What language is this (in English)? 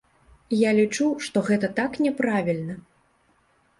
Belarusian